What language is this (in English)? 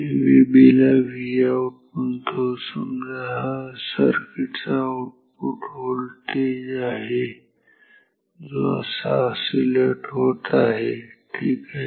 Marathi